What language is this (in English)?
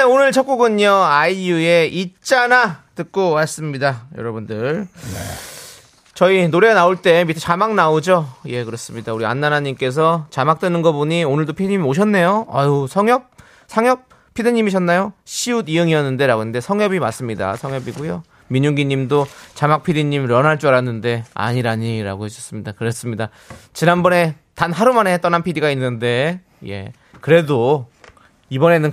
Korean